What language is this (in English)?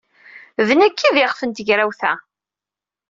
Kabyle